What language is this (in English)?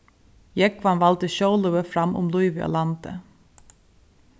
Faroese